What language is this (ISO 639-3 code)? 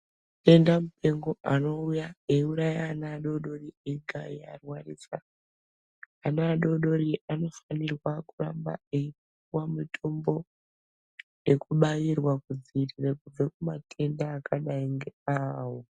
ndc